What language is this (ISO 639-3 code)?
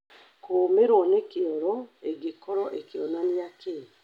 kik